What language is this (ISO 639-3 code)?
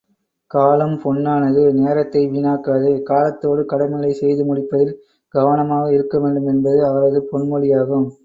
tam